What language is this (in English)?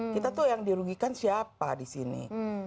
Indonesian